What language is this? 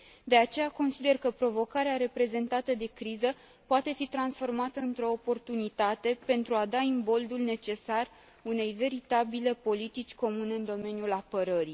Romanian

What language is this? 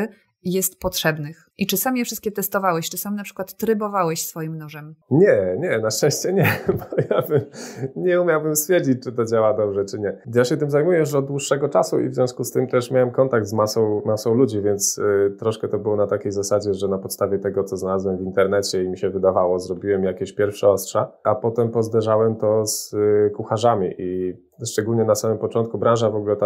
Polish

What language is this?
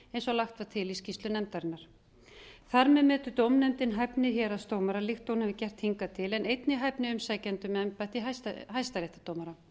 Icelandic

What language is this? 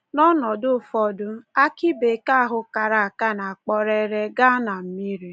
Igbo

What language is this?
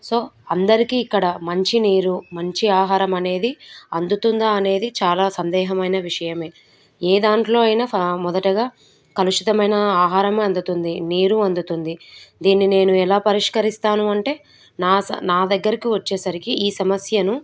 Telugu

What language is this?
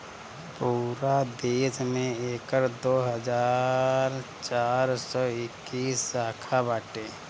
Bhojpuri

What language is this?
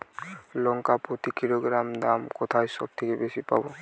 Bangla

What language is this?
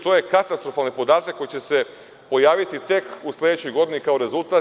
Serbian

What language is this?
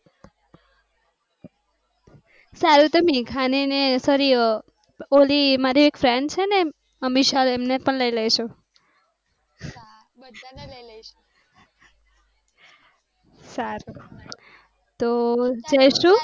Gujarati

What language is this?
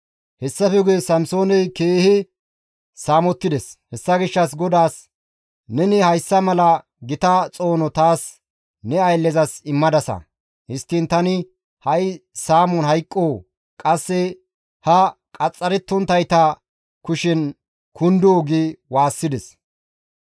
Gamo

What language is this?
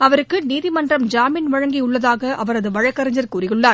Tamil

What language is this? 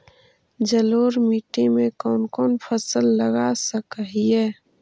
Magahi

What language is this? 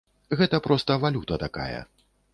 Belarusian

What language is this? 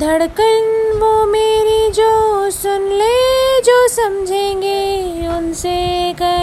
Hindi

